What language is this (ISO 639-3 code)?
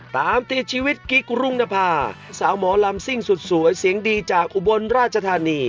tha